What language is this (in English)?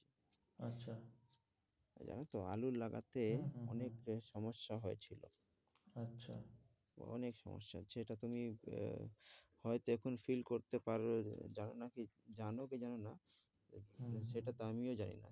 Bangla